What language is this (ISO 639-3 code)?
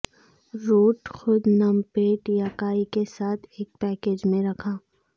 urd